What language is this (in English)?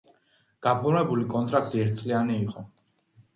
Georgian